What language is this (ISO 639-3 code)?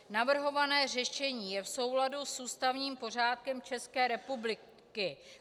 ces